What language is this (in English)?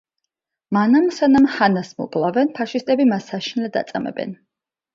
Georgian